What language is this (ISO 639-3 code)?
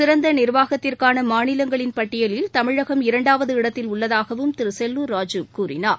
tam